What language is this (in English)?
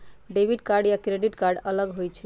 Magahi